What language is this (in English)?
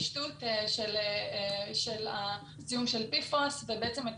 Hebrew